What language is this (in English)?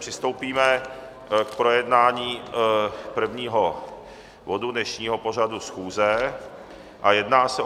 Czech